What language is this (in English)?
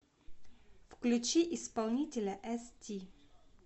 Russian